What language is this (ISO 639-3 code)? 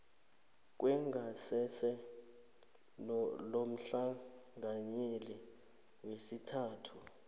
nbl